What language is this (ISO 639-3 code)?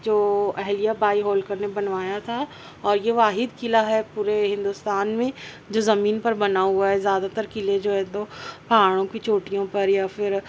urd